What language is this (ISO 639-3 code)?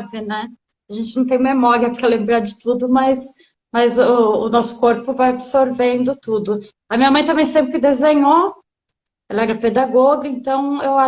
por